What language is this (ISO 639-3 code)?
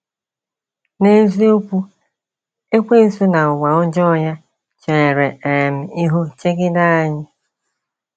ibo